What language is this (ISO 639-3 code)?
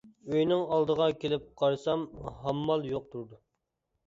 uig